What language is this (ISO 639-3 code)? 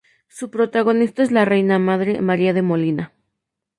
spa